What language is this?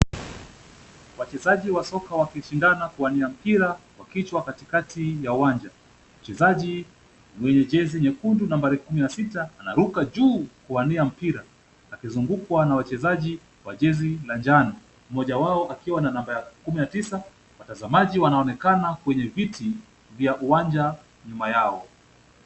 Swahili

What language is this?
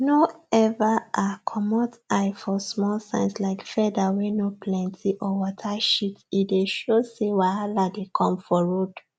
Nigerian Pidgin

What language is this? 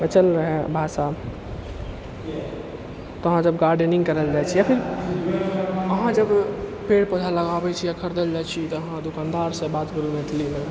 Maithili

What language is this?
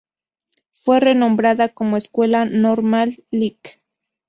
Spanish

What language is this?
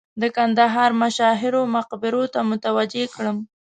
Pashto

